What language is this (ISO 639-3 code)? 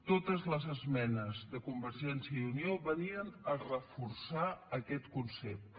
cat